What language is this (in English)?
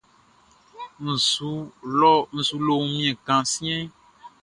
Baoulé